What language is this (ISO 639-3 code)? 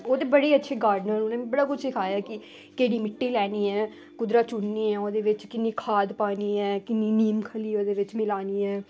doi